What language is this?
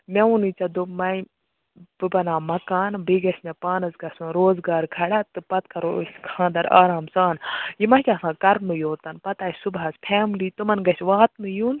Kashmiri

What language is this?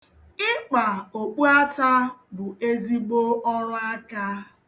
Igbo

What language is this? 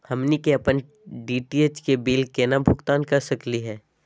Magahi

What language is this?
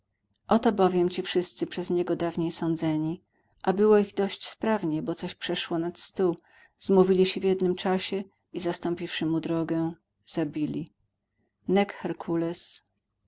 Polish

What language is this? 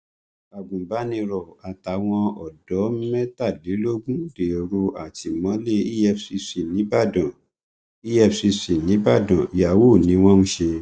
Yoruba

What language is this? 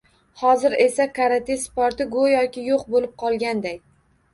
Uzbek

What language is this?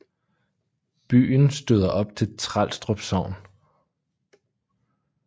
Danish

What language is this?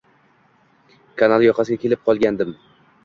Uzbek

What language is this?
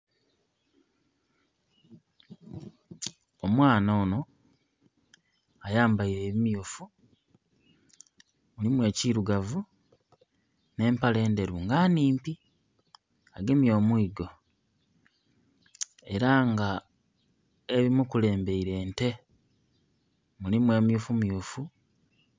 Soga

